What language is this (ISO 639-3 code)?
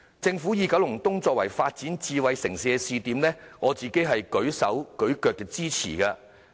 yue